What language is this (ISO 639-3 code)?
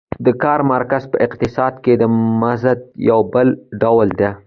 pus